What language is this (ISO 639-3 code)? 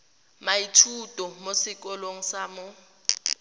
tsn